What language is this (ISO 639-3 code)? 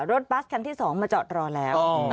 tha